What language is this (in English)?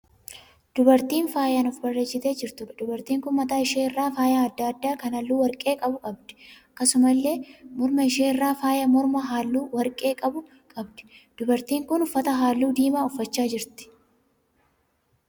Oromo